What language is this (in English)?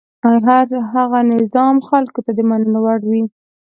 Pashto